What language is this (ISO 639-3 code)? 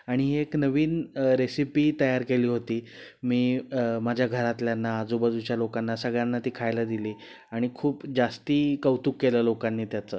mar